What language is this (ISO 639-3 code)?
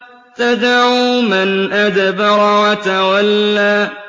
ara